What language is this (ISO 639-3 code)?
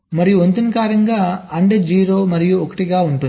tel